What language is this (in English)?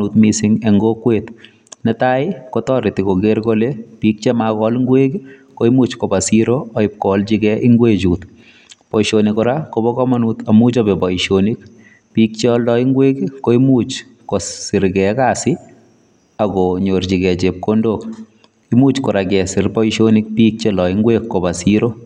Kalenjin